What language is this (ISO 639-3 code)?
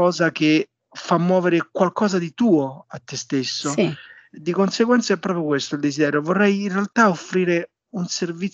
ita